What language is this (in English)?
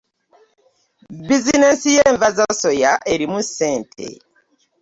Ganda